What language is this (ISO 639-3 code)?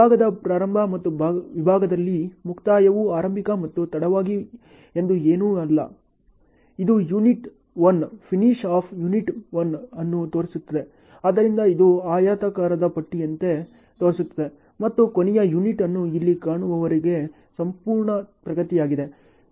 kan